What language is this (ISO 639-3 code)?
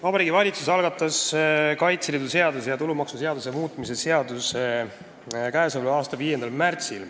est